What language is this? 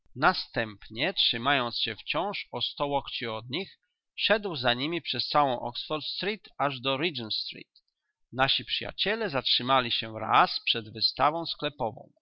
Polish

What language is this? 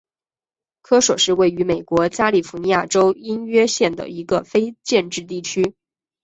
Chinese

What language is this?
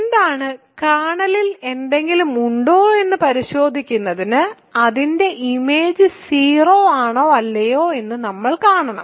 Malayalam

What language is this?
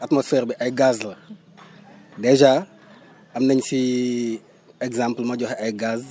Wolof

